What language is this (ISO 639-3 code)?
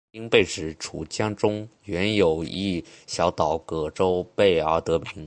zho